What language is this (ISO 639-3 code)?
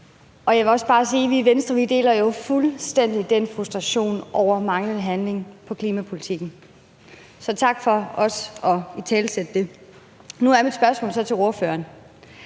dan